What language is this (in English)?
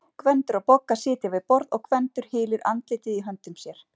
Icelandic